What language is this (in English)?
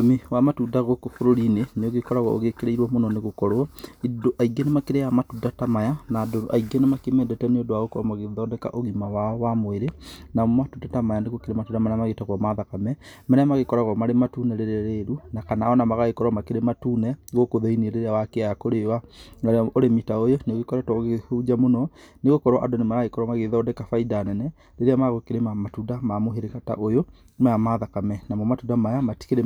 Kikuyu